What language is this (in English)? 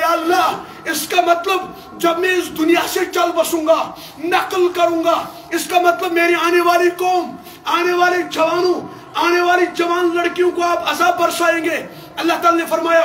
Arabic